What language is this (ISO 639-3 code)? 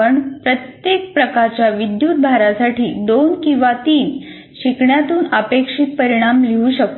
mar